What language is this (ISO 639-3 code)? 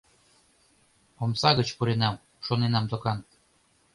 chm